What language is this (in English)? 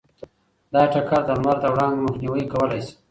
Pashto